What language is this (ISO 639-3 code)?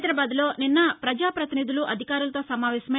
tel